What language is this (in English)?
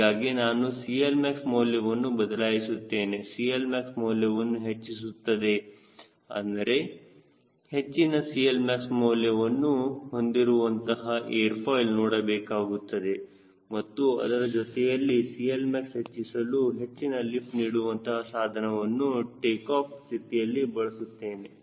Kannada